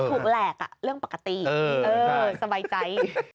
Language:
Thai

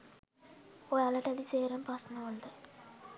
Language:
Sinhala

